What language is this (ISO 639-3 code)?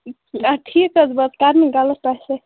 kas